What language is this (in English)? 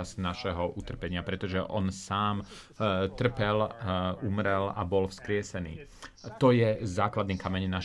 Slovak